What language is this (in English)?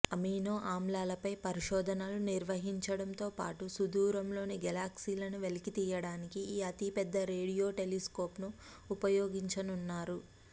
Telugu